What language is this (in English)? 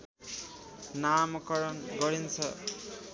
Nepali